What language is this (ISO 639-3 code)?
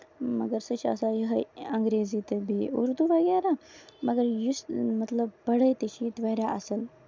kas